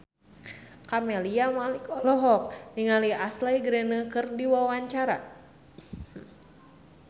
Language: Sundanese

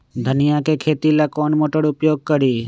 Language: Magahi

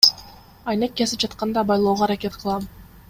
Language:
Kyrgyz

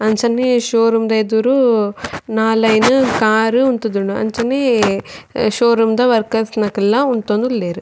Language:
Tulu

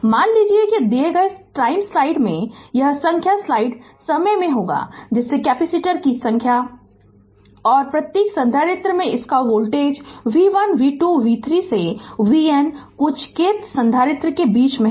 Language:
Hindi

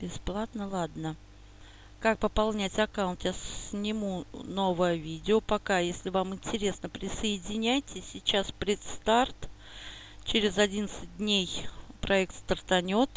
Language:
Russian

